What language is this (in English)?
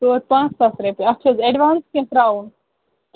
Kashmiri